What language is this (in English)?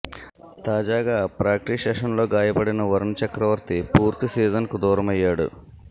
Telugu